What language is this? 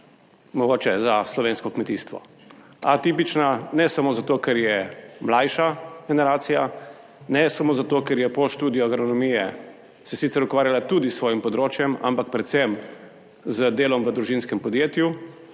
Slovenian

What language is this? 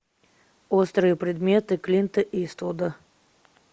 Russian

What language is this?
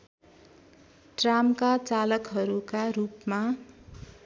Nepali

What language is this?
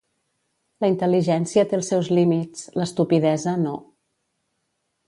Catalan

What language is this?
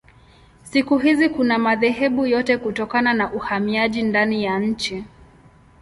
Swahili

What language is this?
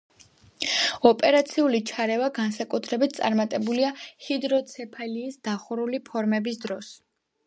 Georgian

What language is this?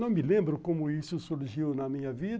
Portuguese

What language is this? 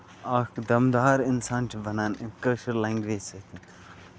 Kashmiri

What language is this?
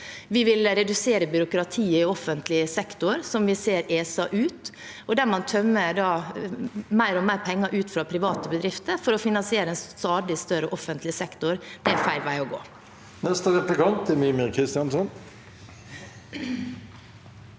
Norwegian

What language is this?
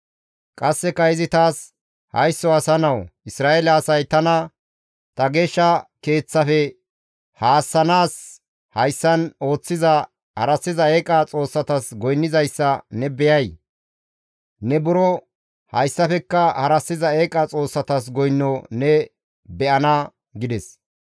Gamo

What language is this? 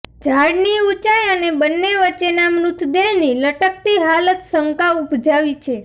Gujarati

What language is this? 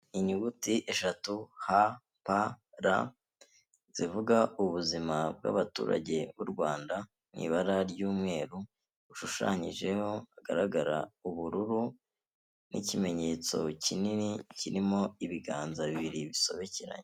Kinyarwanda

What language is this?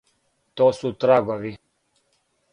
Serbian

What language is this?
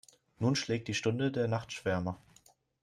German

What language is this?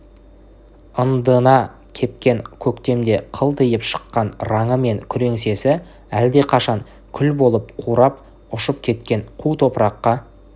Kazakh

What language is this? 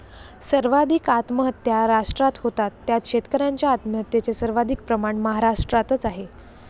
Marathi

